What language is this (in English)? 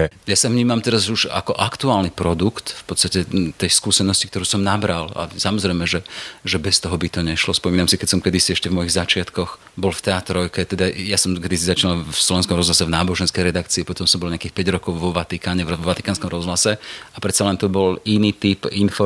Slovak